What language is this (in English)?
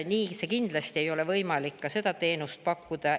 Estonian